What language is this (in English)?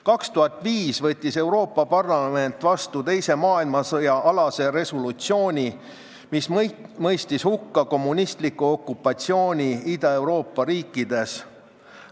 Estonian